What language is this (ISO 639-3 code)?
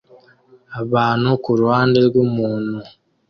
kin